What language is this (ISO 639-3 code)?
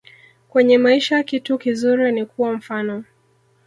swa